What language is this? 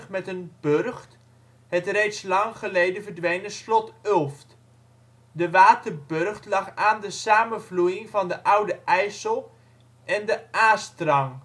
Dutch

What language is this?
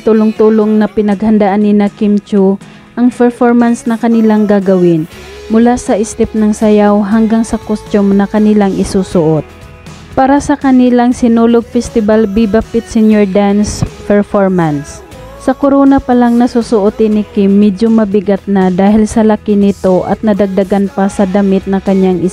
Filipino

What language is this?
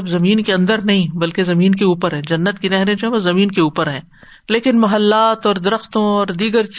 Urdu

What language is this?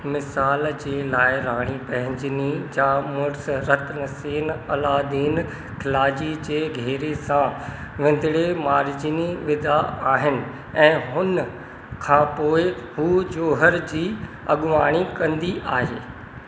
Sindhi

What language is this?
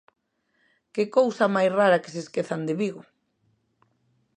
Galician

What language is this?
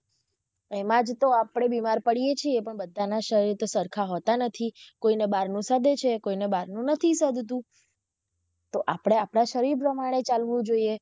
Gujarati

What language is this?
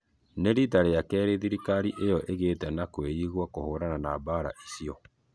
Kikuyu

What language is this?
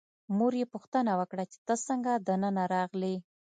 Pashto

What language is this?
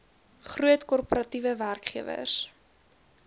Afrikaans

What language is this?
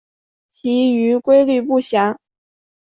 Chinese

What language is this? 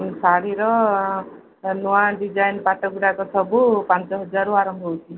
Odia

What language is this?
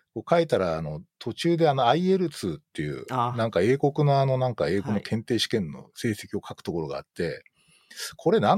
Japanese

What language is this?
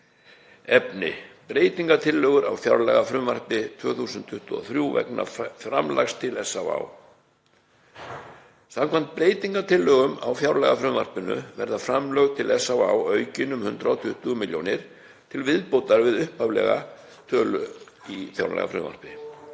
Icelandic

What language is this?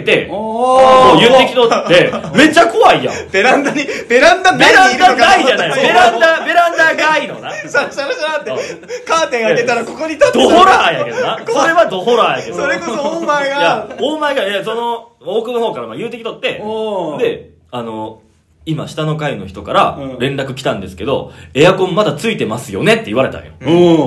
Japanese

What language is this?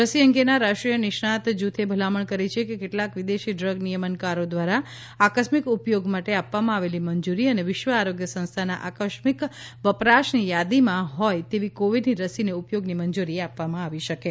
Gujarati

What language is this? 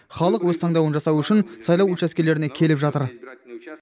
Kazakh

